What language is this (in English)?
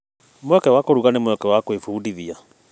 Kikuyu